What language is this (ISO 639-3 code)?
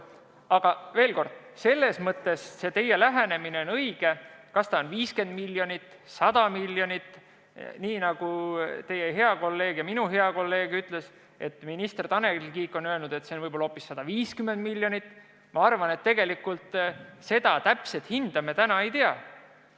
est